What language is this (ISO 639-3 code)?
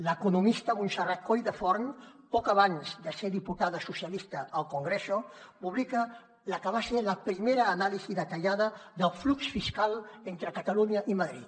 cat